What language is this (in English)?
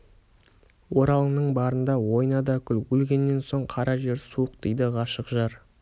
Kazakh